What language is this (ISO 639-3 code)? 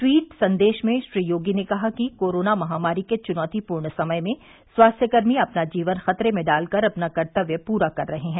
hin